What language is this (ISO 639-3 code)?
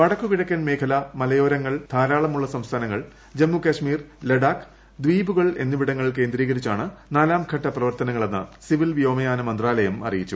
mal